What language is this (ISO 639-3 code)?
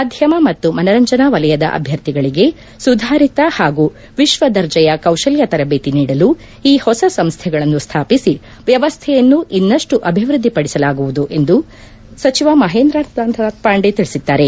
kan